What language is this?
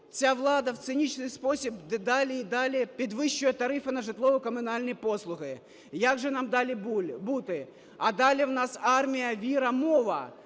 Ukrainian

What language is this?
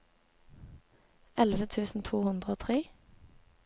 Norwegian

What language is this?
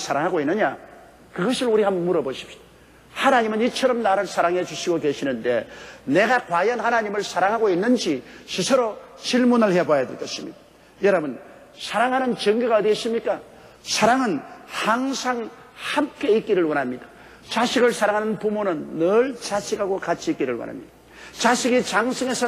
Korean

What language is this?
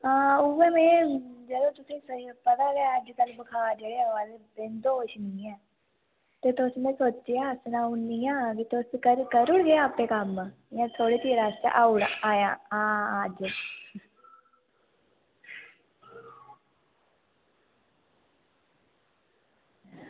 Dogri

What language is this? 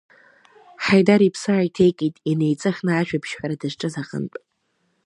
Abkhazian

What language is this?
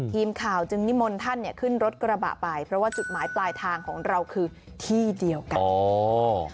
Thai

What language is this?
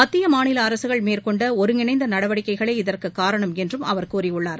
Tamil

